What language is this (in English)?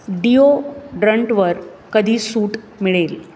Marathi